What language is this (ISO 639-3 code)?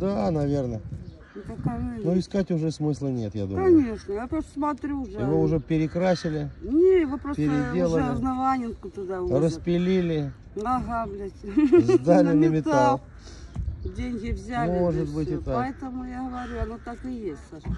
rus